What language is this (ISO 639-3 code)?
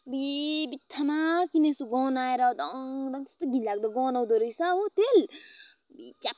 nep